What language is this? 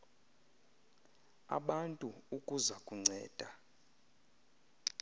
Xhosa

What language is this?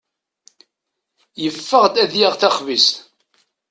Kabyle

